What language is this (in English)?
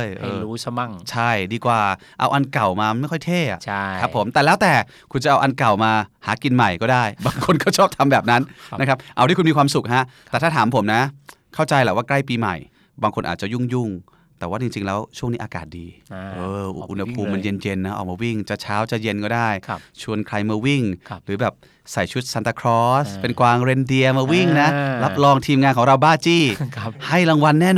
Thai